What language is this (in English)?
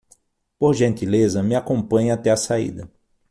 Portuguese